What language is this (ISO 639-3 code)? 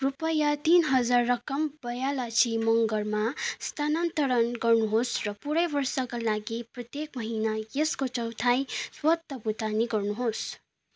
nep